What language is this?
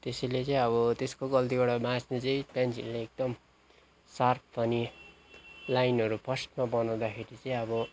Nepali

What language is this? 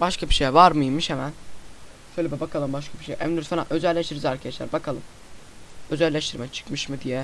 Turkish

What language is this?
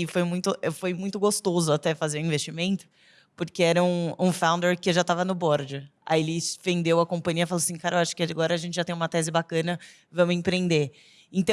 Portuguese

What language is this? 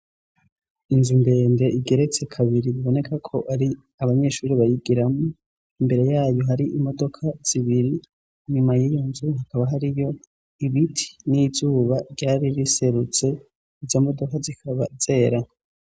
Rundi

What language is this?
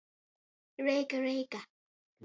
Latgalian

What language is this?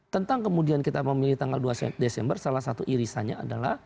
Indonesian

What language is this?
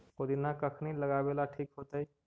Magahi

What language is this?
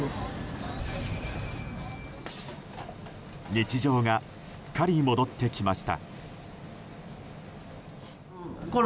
Japanese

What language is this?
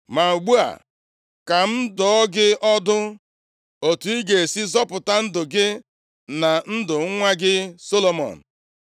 Igbo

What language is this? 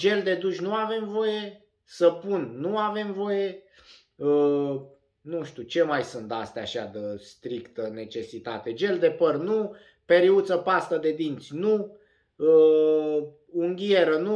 Romanian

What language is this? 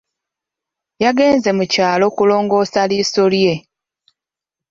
Ganda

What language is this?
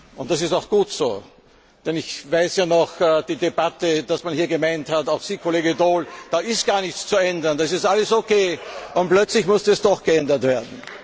German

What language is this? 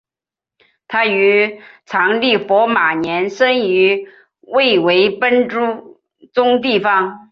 Chinese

